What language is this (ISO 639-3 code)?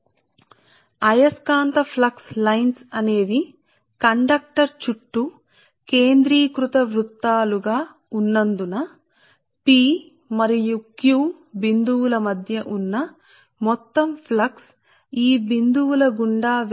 tel